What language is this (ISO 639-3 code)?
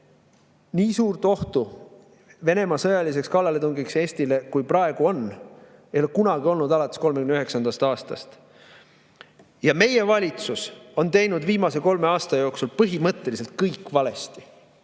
est